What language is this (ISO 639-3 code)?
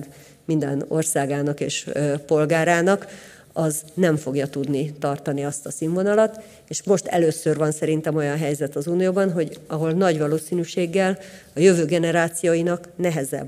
hun